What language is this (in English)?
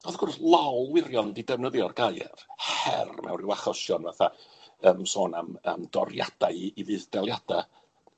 Welsh